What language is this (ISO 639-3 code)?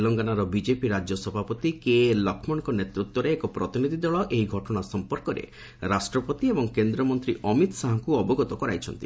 ori